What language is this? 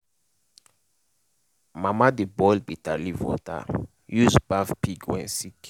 Nigerian Pidgin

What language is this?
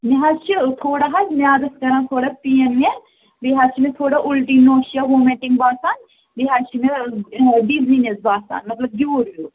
Kashmiri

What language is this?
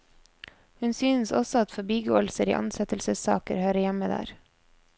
Norwegian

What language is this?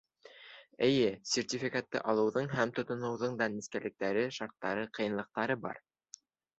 Bashkir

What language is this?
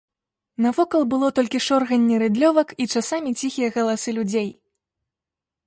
Belarusian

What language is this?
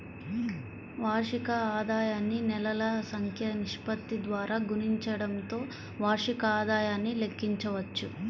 Telugu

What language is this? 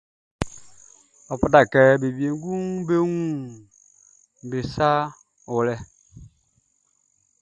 Baoulé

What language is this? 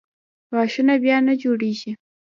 Pashto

